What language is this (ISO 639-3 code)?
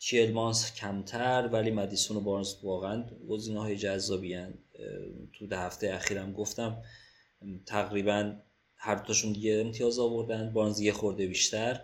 fas